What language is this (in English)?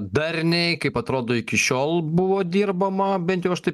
Lithuanian